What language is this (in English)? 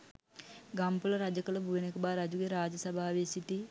Sinhala